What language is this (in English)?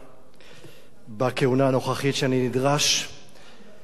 Hebrew